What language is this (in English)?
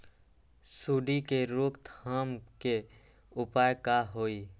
Magahi